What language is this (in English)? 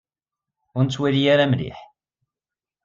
Kabyle